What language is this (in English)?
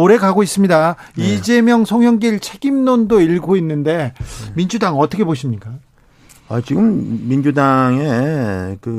Korean